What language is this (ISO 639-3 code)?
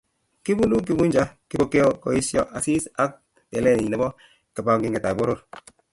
kln